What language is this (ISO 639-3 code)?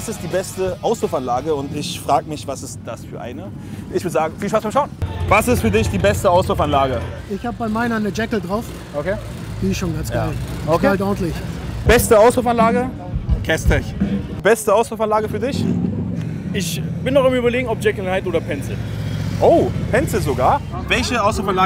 deu